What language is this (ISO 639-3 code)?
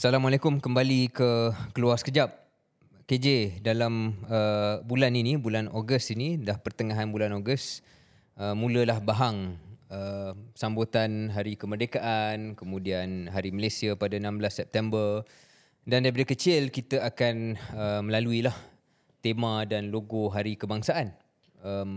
msa